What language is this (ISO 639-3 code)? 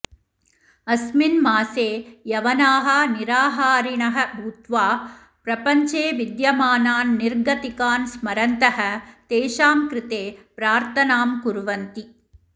san